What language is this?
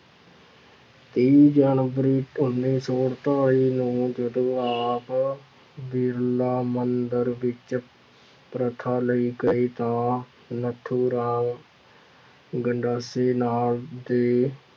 Punjabi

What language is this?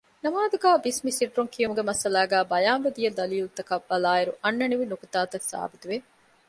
Divehi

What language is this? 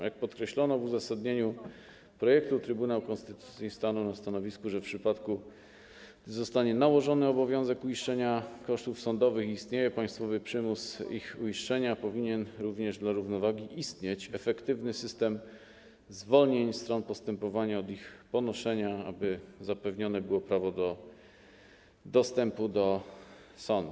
Polish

